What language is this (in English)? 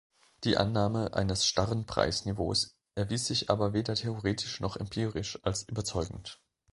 German